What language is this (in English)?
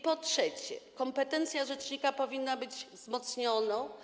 Polish